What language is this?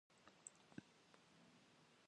Kabardian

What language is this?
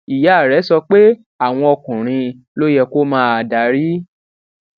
Yoruba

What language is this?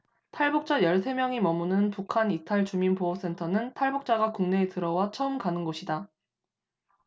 Korean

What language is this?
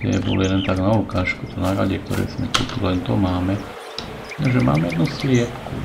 Slovak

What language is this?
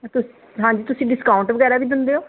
Punjabi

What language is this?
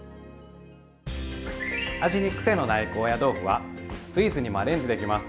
Japanese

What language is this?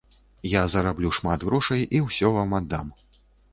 Belarusian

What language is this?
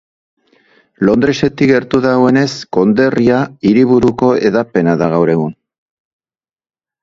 Basque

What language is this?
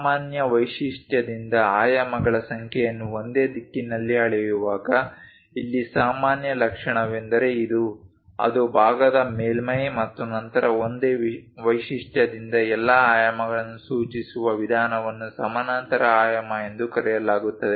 Kannada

